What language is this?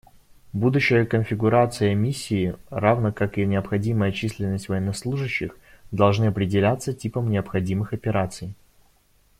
Russian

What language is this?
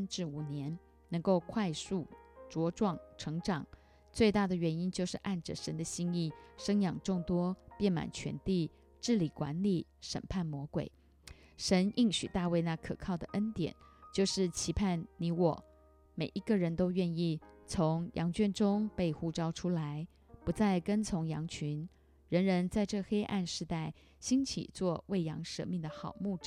Chinese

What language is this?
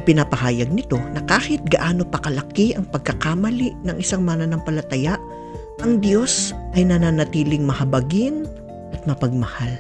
Filipino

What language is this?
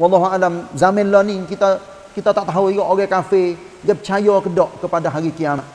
Malay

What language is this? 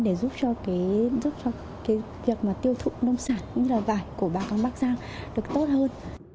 Vietnamese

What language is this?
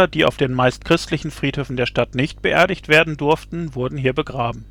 German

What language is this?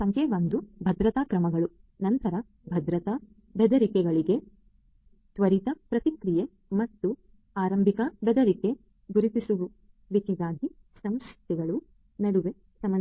Kannada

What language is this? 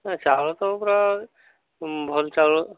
Odia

